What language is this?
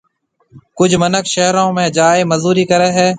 Marwari (Pakistan)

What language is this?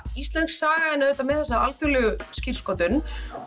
Icelandic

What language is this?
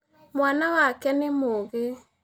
Kikuyu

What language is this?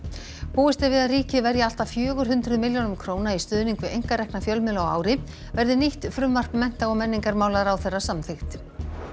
Icelandic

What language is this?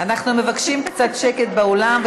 Hebrew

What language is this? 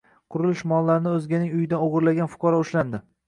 Uzbek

